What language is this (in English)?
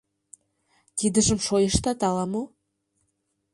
Mari